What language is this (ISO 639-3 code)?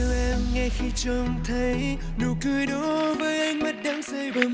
vie